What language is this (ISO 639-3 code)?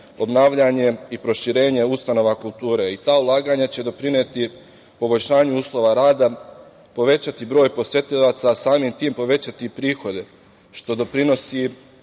srp